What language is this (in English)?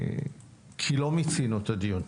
Hebrew